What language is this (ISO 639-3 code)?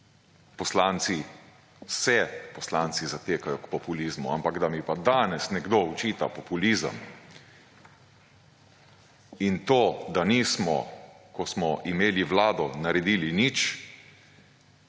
slv